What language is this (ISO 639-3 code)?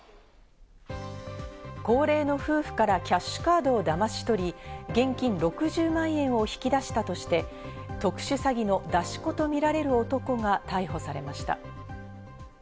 jpn